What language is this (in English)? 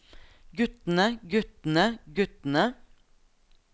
Norwegian